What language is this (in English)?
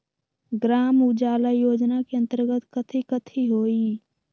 Magahi